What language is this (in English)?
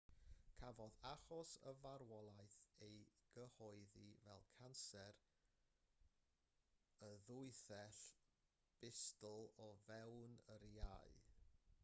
Welsh